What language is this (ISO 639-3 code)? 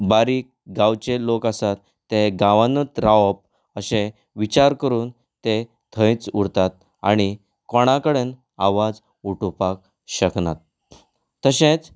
kok